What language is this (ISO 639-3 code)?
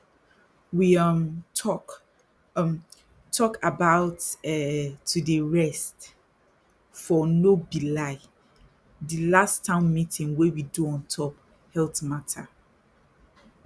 pcm